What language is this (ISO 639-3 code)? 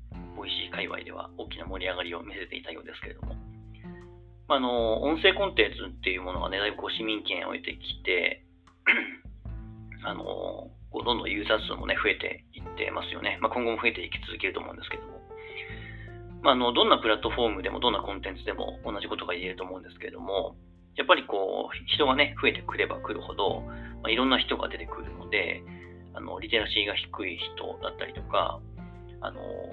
jpn